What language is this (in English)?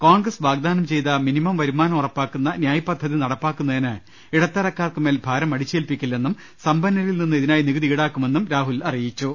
Malayalam